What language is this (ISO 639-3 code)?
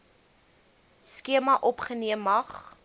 afr